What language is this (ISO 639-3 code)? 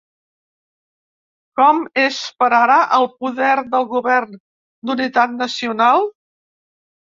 cat